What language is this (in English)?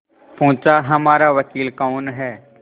Hindi